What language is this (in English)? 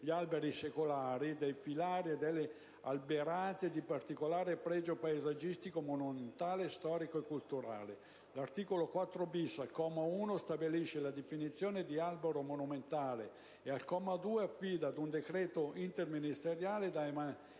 Italian